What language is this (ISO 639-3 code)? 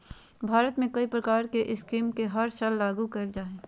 mag